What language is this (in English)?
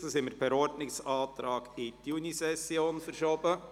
Swiss German